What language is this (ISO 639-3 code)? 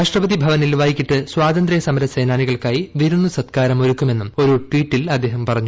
mal